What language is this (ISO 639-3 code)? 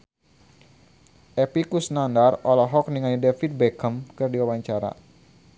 sun